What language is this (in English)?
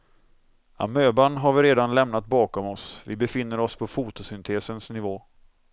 Swedish